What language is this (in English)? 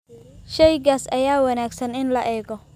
Somali